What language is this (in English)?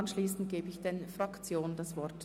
Swiss German